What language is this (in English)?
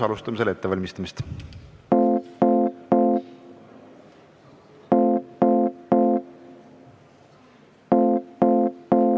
Estonian